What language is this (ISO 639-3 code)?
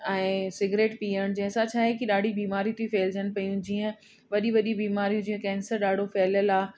snd